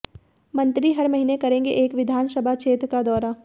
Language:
Hindi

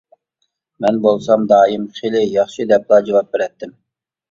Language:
Uyghur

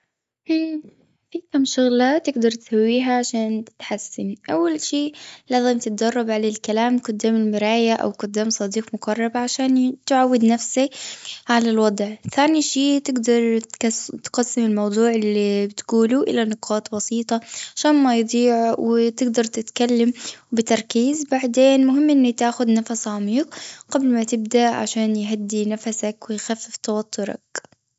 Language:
Gulf Arabic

